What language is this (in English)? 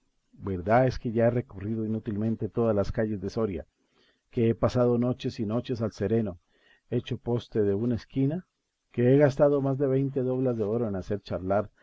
Spanish